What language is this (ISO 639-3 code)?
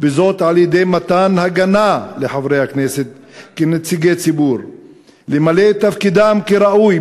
heb